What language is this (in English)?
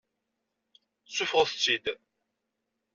Kabyle